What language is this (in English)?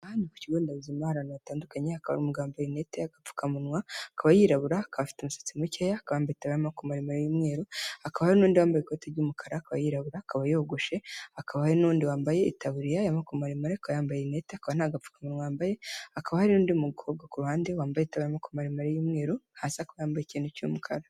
Kinyarwanda